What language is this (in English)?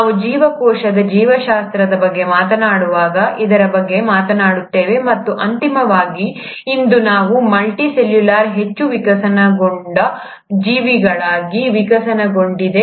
Kannada